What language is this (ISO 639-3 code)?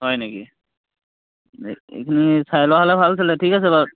asm